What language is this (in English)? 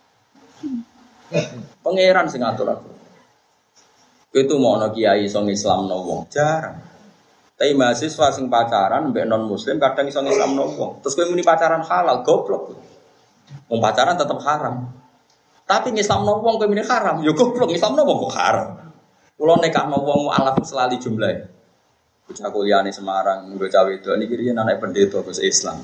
Malay